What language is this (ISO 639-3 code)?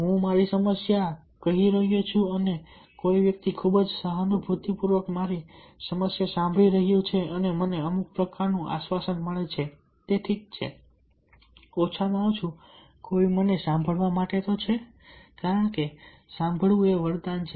guj